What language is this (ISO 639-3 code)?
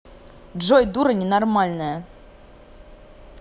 rus